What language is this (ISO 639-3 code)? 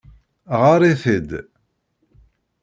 kab